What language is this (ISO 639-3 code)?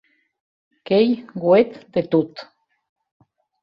oci